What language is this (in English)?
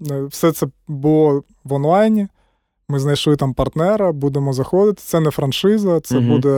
Ukrainian